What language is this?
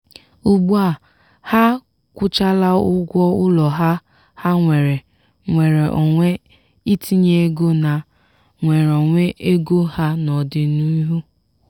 Igbo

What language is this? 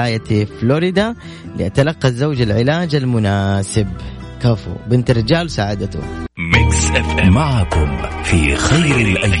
Arabic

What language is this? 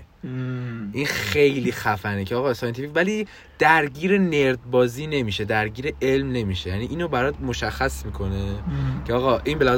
Persian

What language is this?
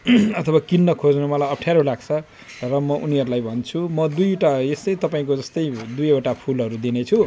Nepali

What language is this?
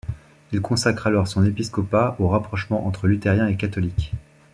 French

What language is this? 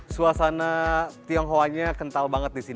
Indonesian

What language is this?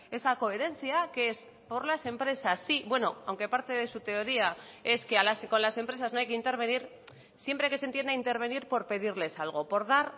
Spanish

